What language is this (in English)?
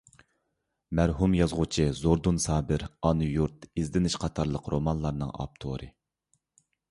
Uyghur